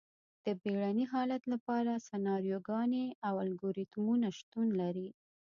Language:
Pashto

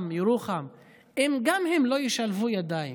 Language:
Hebrew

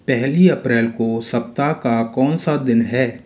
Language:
Hindi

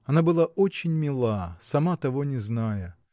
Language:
Russian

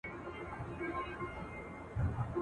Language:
Pashto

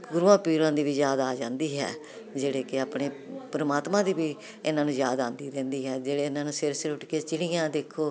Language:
Punjabi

